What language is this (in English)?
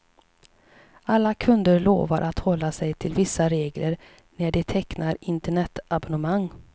Swedish